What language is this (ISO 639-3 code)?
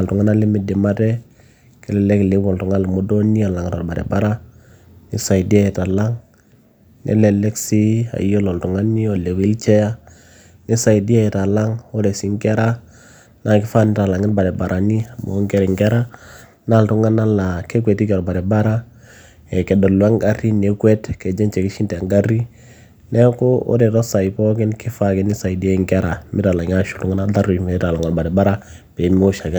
mas